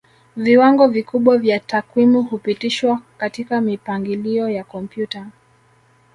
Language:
Swahili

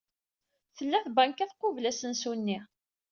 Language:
Kabyle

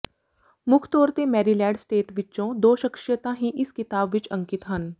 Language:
Punjabi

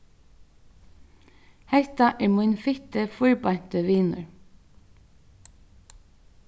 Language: Faroese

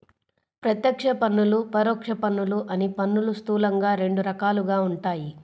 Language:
Telugu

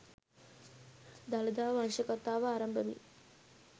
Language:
Sinhala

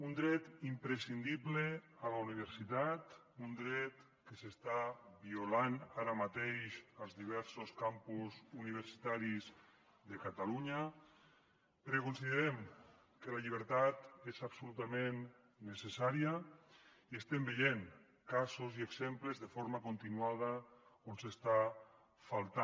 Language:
Catalan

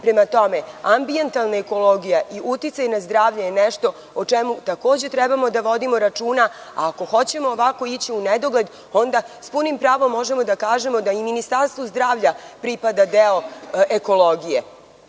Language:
Serbian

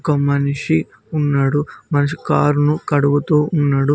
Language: Telugu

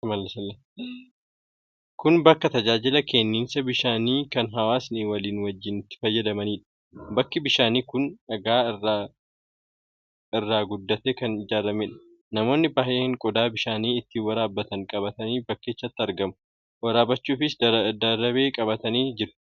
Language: Oromo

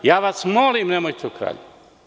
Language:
Serbian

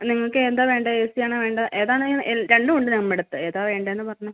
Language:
Malayalam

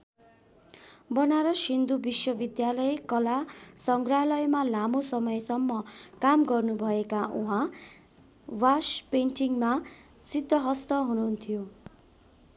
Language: Nepali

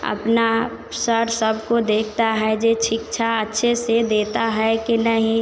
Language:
Hindi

